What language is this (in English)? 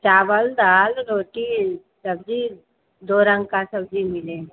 Hindi